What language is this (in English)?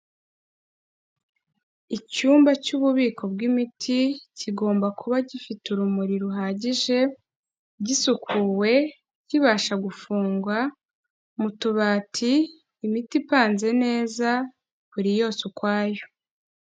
Kinyarwanda